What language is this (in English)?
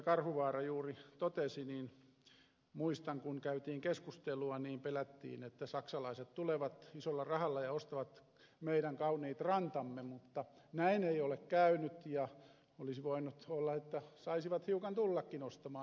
Finnish